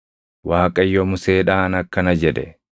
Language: Oromo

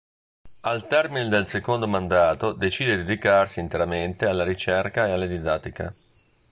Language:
Italian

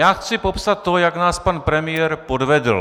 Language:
Czech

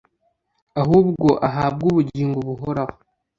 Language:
Kinyarwanda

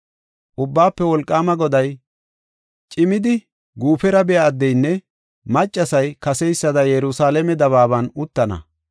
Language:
Gofa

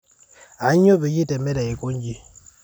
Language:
Masai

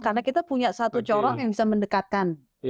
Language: Indonesian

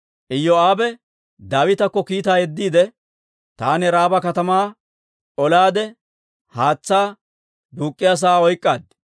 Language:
Dawro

